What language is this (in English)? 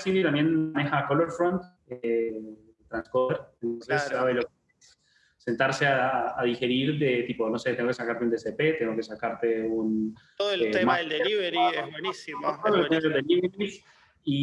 Spanish